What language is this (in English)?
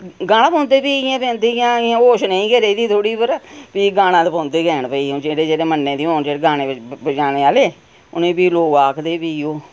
Dogri